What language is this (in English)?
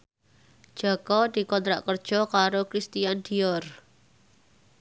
Javanese